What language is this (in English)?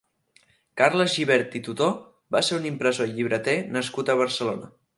Catalan